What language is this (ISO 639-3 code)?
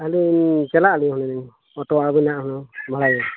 sat